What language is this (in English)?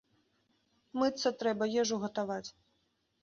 Belarusian